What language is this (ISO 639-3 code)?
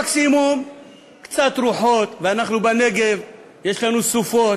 heb